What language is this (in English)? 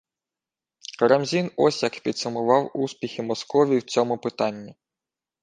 Ukrainian